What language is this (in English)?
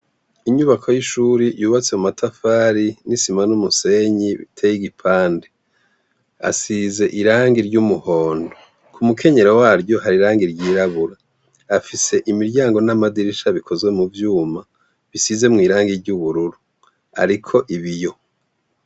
Rundi